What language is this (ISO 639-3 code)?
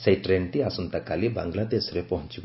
ori